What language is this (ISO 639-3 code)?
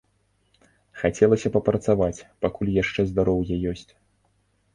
bel